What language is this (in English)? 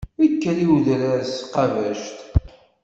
Kabyle